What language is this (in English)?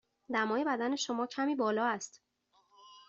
Persian